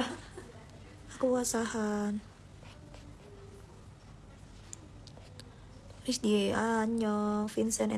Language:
Indonesian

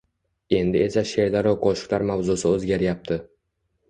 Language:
Uzbek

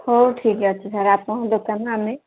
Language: Odia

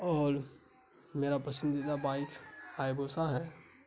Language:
Urdu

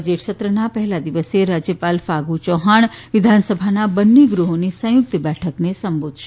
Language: Gujarati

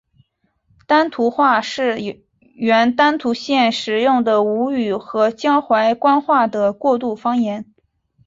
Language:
Chinese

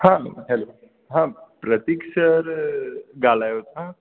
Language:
Sindhi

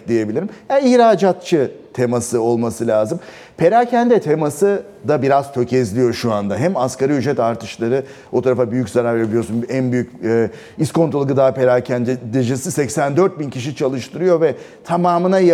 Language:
Turkish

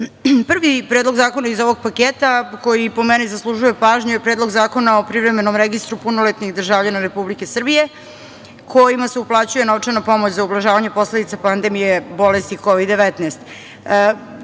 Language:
Serbian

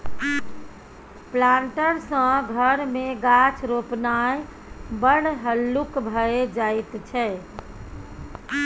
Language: Maithili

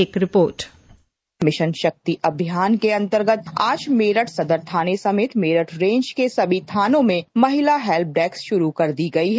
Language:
Hindi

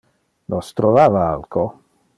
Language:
Interlingua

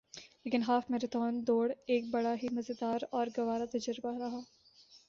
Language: Urdu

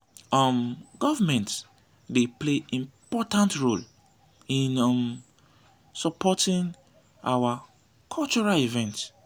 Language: Nigerian Pidgin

